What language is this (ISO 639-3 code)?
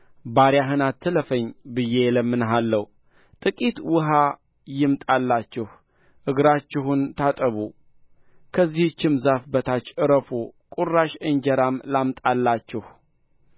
amh